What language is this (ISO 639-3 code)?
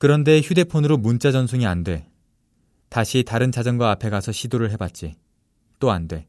kor